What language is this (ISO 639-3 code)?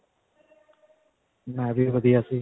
pan